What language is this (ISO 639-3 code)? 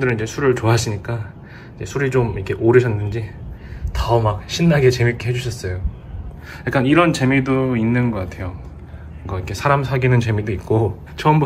kor